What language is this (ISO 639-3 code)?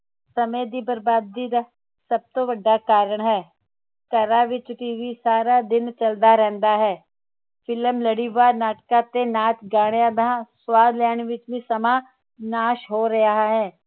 pan